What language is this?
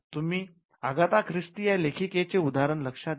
Marathi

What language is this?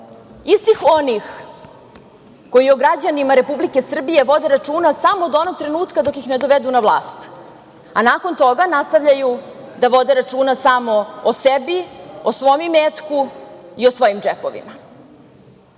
Serbian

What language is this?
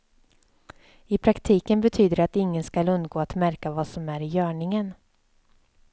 Swedish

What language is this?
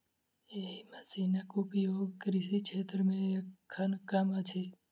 Maithili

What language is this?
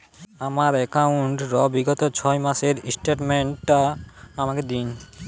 Bangla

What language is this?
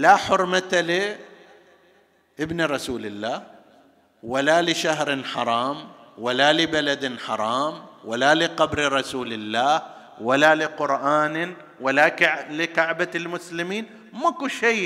Arabic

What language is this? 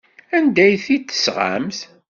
Kabyle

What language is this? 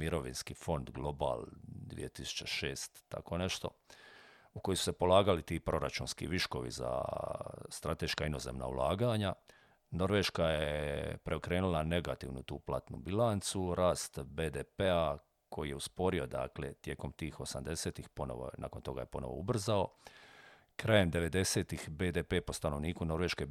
Croatian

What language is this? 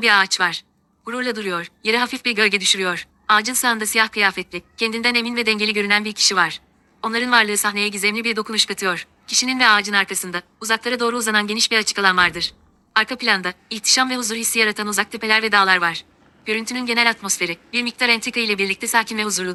Turkish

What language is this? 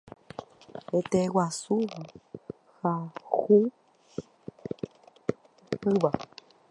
Guarani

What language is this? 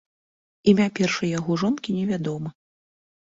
Belarusian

